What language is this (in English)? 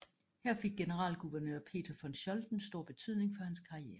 Danish